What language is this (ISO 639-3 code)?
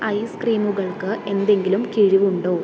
mal